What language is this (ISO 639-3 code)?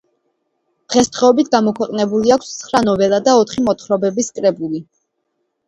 kat